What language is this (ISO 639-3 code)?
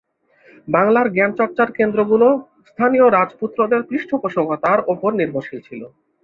ben